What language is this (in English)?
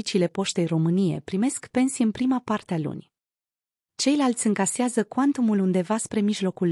Romanian